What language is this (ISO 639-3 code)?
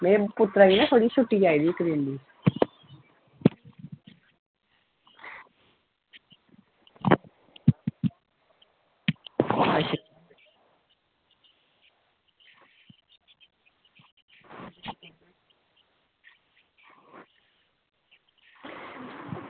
doi